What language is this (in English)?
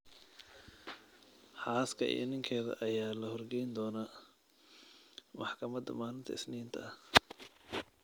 Somali